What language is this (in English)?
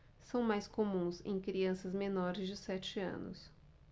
Portuguese